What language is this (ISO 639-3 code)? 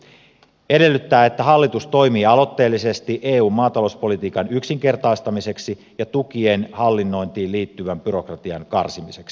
fin